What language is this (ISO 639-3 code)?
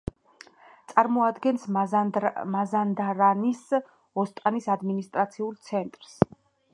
kat